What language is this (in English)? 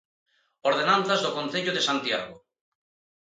Galician